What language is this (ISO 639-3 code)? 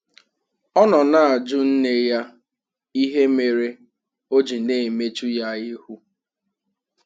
ibo